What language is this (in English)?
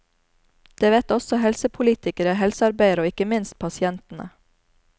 Norwegian